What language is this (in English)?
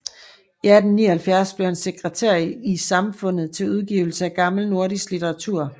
Danish